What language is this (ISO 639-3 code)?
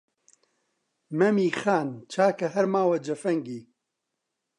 ckb